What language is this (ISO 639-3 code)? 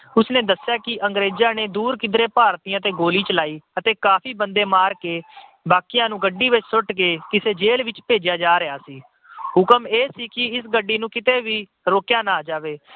pan